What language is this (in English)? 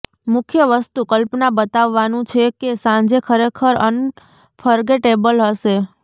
Gujarati